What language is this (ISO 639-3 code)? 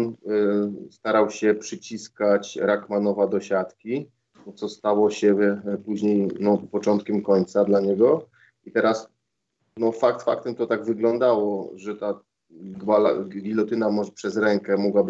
pol